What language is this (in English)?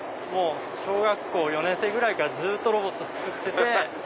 Japanese